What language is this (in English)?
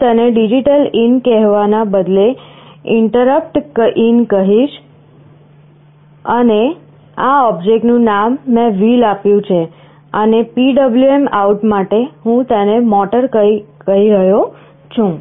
Gujarati